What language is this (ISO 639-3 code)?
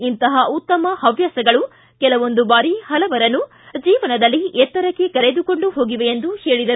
kan